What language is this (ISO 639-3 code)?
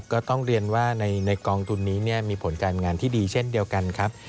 tha